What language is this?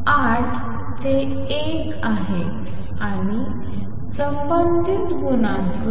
Marathi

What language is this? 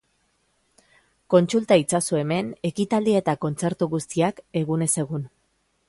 Basque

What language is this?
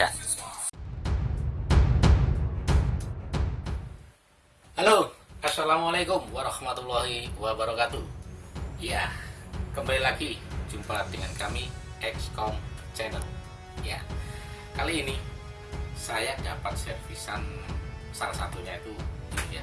Indonesian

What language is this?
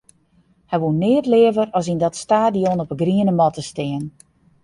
Western Frisian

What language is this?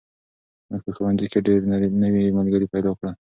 Pashto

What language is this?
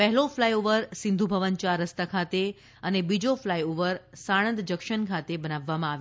Gujarati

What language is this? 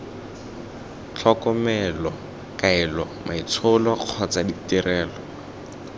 Tswana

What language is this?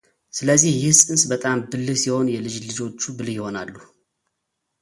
Amharic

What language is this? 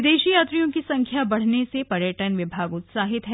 Hindi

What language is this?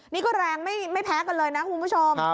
Thai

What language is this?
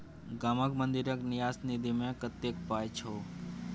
Maithili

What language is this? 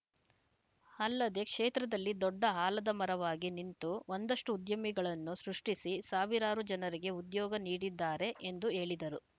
Kannada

